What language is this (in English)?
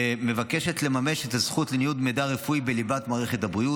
Hebrew